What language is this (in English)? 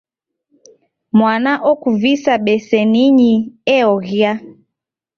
Taita